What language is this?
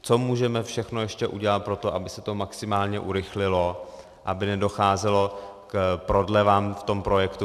Czech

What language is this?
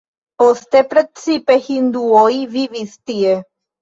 Esperanto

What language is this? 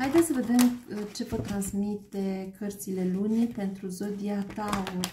Romanian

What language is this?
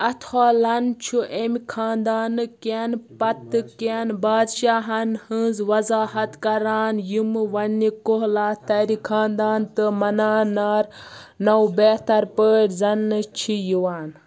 Kashmiri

